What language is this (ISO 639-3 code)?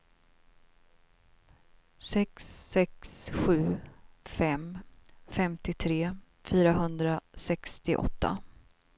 swe